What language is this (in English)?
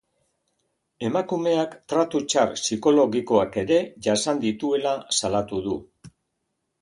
Basque